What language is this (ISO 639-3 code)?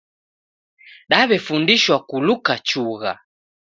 dav